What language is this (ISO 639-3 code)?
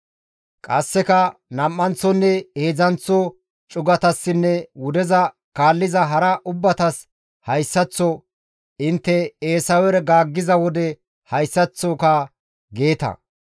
gmv